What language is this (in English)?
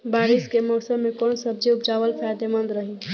Bhojpuri